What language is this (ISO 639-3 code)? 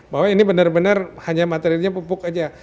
ind